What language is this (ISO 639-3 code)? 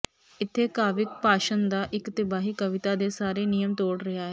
pan